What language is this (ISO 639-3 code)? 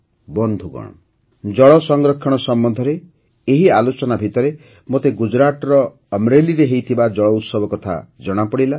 ori